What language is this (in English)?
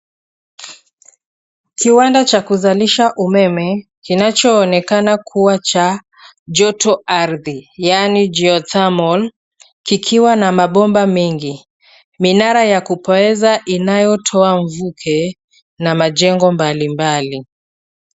Swahili